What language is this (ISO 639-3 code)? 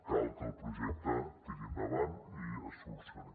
cat